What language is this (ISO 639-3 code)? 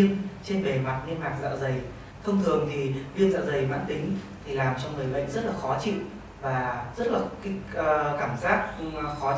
vie